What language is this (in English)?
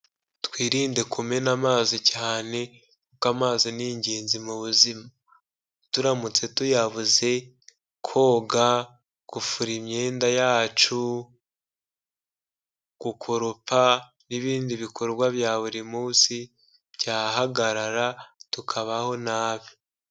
Kinyarwanda